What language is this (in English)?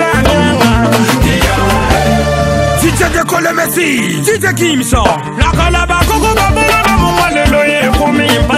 Spanish